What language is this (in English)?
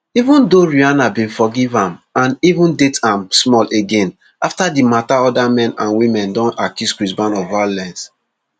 Nigerian Pidgin